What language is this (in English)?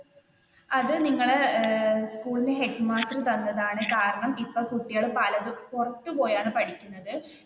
Malayalam